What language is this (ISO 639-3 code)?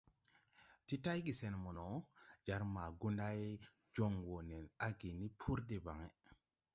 tui